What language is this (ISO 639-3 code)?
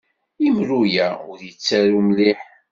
kab